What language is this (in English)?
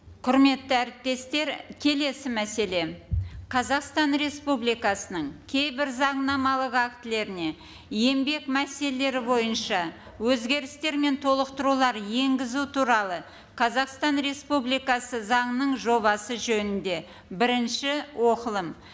Kazakh